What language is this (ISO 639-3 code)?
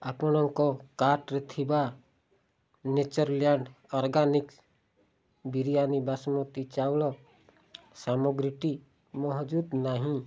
ori